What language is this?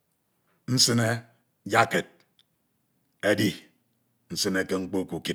Ito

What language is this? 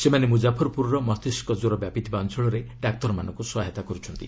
Odia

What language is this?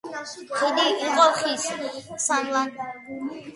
Georgian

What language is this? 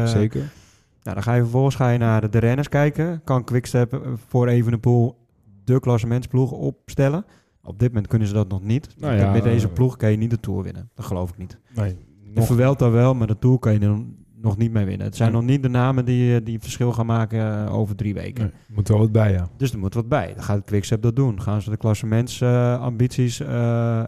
Dutch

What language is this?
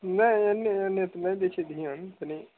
Maithili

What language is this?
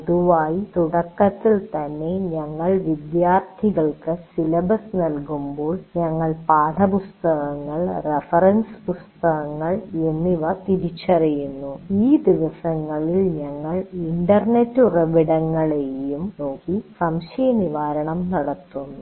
Malayalam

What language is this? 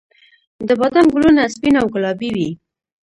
Pashto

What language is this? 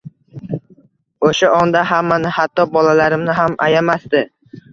Uzbek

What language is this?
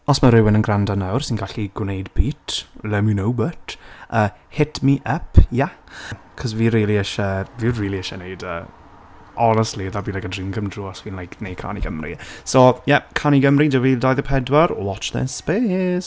Welsh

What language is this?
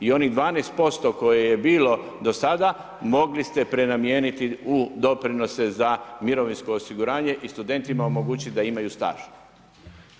Croatian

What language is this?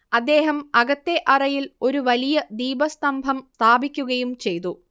Malayalam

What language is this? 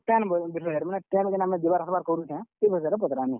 Odia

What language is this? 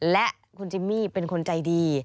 Thai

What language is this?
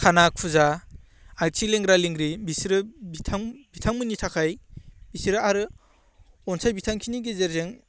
Bodo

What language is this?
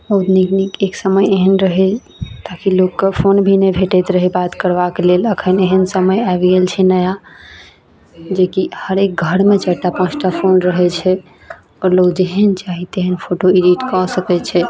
Maithili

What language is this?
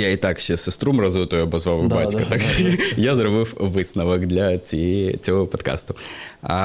Ukrainian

